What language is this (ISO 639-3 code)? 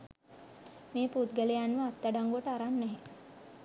sin